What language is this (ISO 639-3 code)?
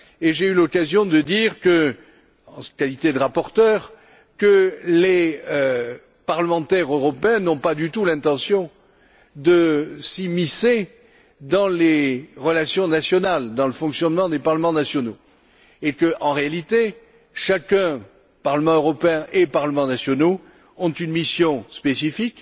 fra